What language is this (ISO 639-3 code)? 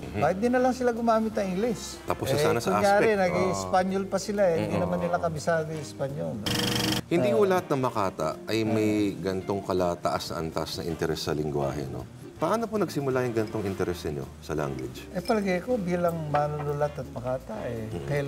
fil